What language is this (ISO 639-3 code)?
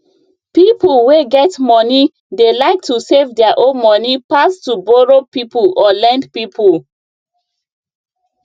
pcm